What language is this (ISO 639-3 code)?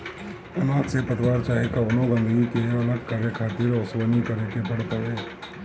bho